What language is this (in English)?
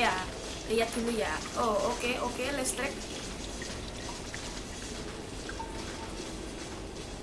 Indonesian